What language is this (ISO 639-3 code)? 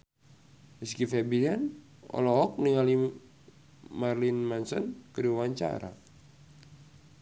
sun